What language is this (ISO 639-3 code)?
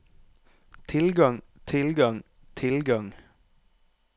nor